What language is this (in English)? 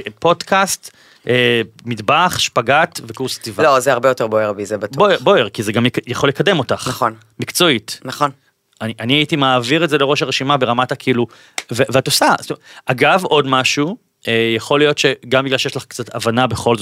Hebrew